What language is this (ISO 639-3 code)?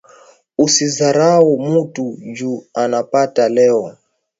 swa